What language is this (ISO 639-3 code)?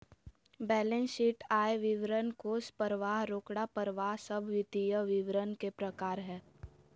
mag